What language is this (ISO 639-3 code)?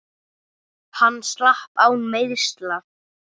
isl